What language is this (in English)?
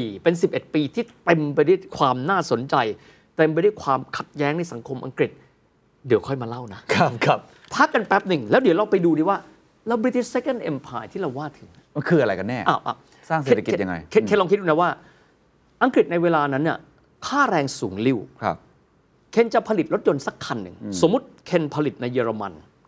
Thai